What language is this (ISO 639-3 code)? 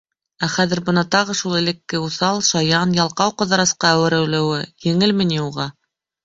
bak